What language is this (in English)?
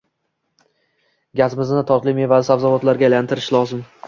Uzbek